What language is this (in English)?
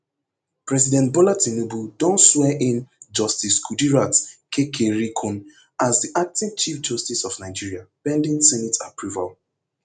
Nigerian Pidgin